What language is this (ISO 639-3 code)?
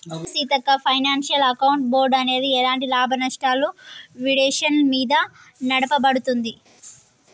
tel